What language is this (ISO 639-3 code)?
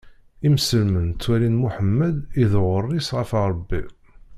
kab